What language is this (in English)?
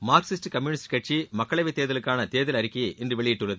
Tamil